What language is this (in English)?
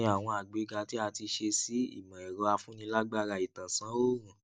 Yoruba